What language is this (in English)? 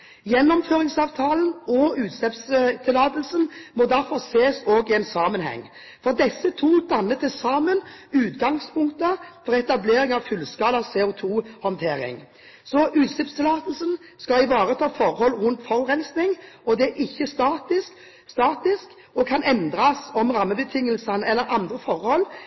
Norwegian Bokmål